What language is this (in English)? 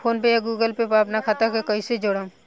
Bhojpuri